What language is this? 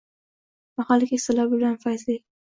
Uzbek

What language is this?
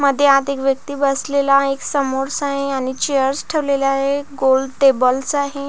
Marathi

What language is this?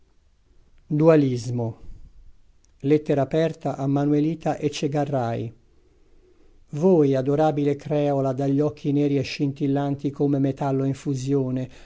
Italian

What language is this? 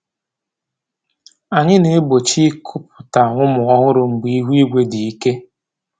Igbo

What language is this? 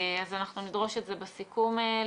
Hebrew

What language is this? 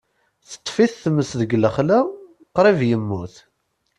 Kabyle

